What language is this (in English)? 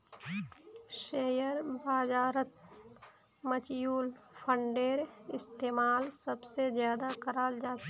Magahi